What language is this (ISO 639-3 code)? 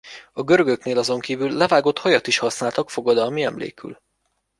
hun